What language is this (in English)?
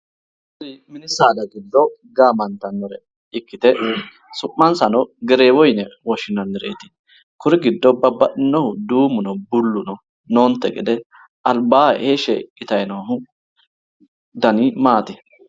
Sidamo